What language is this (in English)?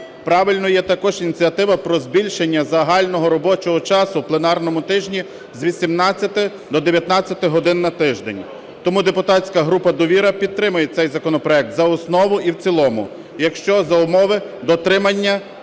Ukrainian